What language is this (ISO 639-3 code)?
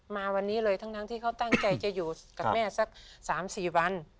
tha